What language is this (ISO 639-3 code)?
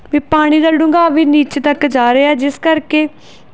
pan